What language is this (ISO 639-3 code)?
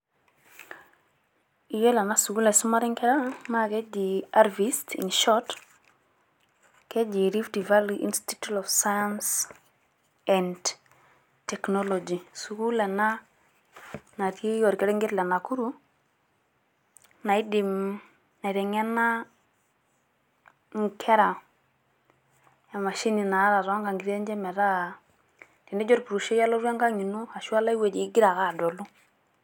mas